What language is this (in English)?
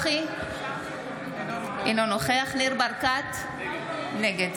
Hebrew